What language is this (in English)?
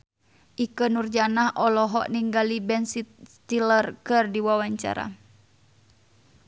Sundanese